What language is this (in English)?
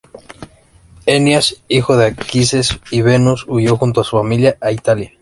Spanish